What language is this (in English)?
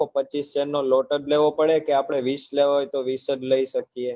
Gujarati